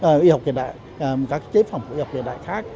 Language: Vietnamese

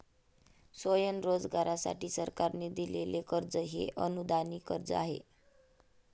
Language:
Marathi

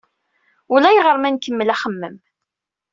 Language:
Kabyle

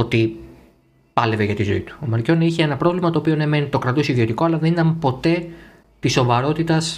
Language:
Greek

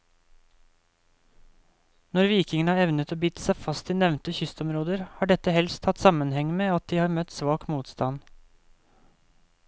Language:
Norwegian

